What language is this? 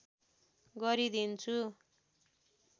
Nepali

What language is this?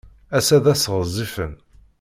Kabyle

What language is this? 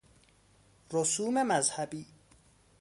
Persian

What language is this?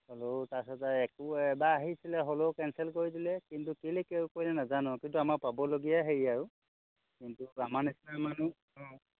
Assamese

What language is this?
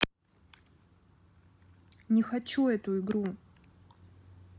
Russian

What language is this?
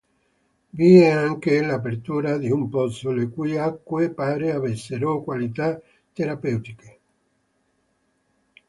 Italian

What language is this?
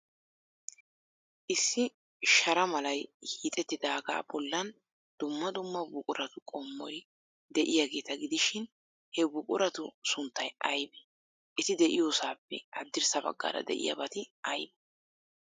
Wolaytta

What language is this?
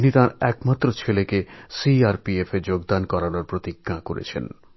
Bangla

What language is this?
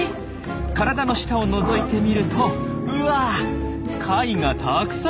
Japanese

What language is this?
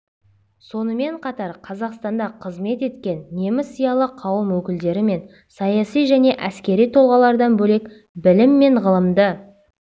Kazakh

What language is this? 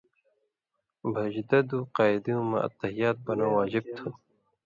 Indus Kohistani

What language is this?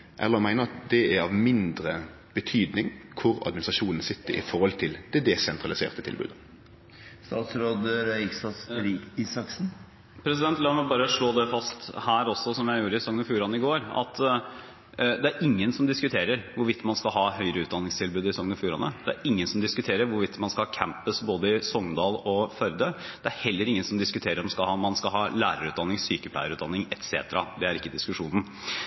Norwegian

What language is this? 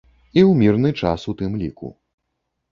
Belarusian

